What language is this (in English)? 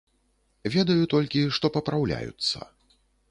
Belarusian